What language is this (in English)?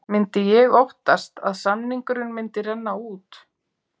Icelandic